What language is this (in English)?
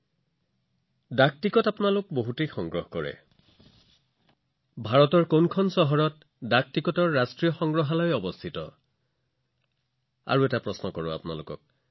Assamese